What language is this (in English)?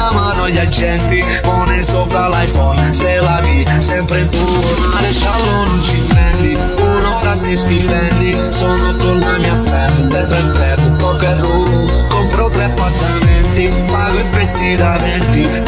Romanian